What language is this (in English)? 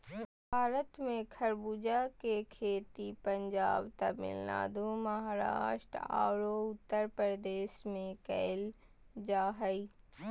Magahi